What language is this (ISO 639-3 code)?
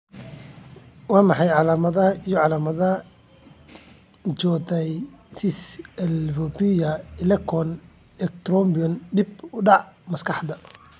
som